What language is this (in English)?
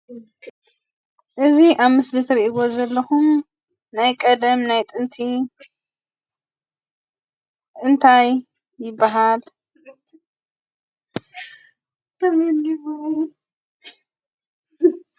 Tigrinya